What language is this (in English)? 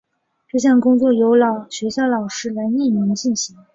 Chinese